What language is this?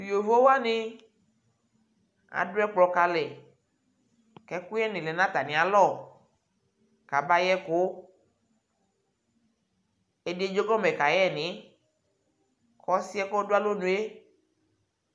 Ikposo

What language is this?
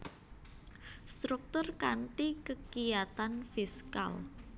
Javanese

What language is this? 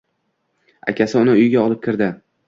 Uzbek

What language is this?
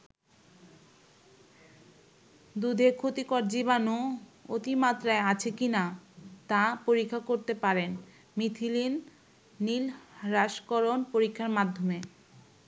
Bangla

